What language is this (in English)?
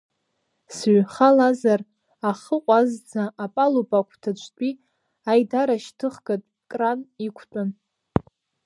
Abkhazian